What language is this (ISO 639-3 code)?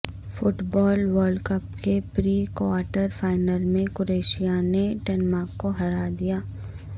urd